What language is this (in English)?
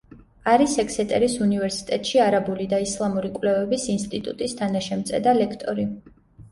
Georgian